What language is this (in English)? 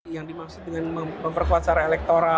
Indonesian